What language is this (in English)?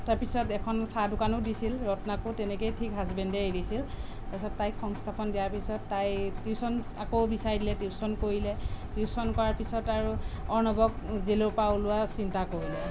Assamese